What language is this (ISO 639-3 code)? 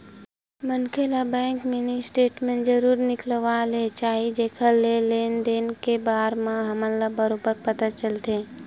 hne